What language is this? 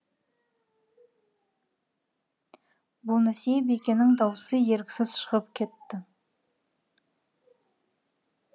Kazakh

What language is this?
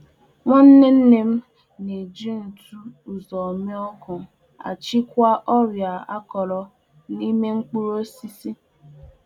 Igbo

